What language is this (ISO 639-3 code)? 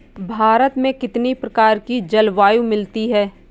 hin